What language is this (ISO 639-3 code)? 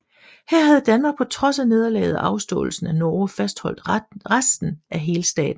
dan